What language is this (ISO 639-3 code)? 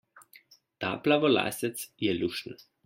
slv